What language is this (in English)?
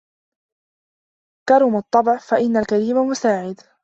Arabic